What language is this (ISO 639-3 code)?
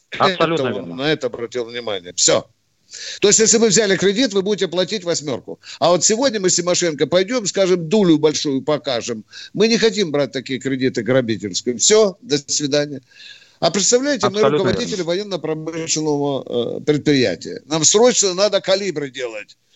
rus